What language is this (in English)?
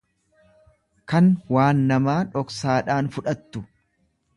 Oromo